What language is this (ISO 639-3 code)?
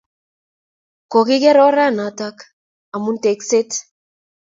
kln